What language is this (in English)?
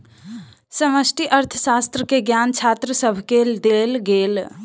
Maithili